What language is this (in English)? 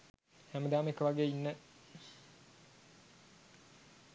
Sinhala